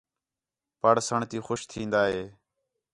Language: Khetrani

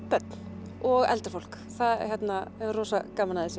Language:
Icelandic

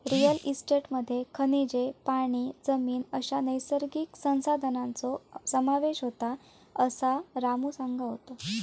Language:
Marathi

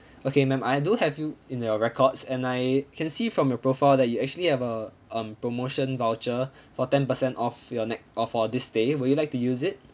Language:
English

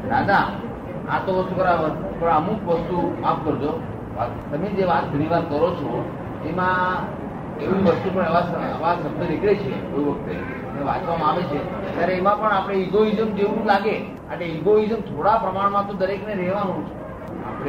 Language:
Gujarati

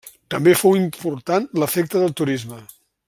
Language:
Catalan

